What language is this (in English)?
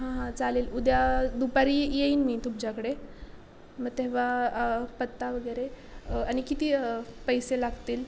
Marathi